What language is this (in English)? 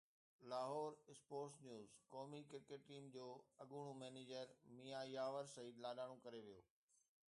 Sindhi